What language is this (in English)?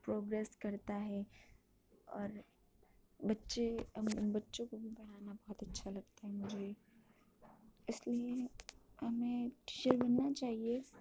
Urdu